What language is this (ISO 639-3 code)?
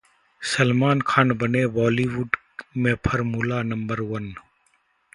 hin